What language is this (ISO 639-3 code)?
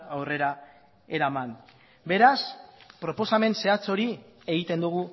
eus